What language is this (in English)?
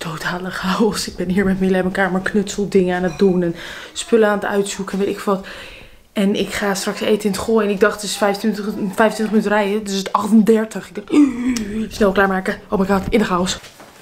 Dutch